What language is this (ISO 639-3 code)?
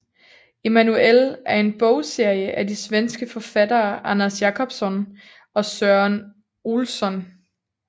dan